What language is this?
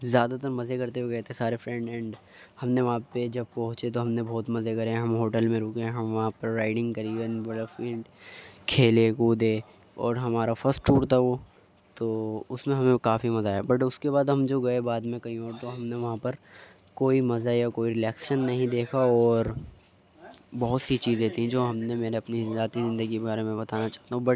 Urdu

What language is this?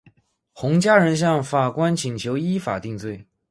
Chinese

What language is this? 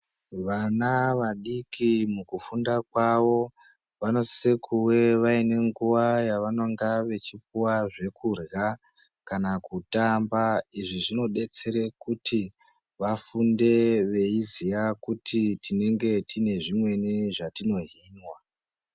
Ndau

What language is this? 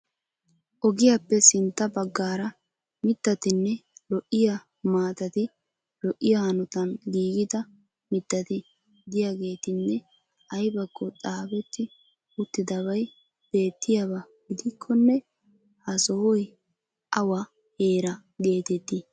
Wolaytta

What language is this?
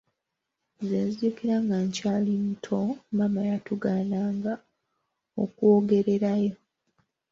Ganda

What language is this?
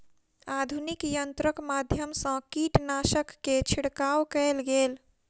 Maithili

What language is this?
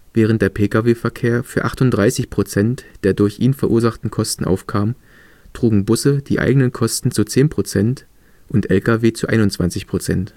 German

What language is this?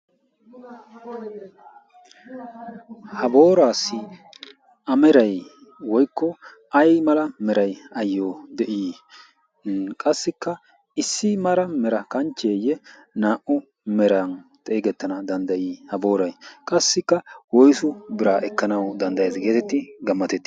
Wolaytta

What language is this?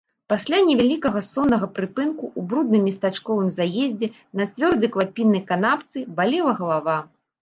Belarusian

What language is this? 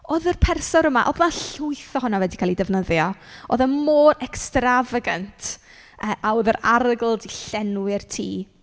Welsh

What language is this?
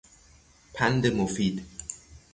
Persian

